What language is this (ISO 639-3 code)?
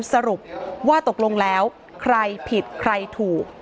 tha